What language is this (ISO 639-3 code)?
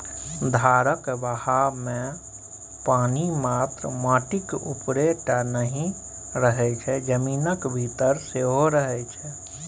mai